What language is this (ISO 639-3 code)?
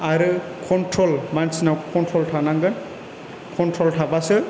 brx